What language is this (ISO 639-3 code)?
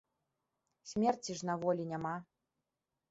bel